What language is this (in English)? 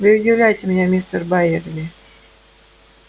Russian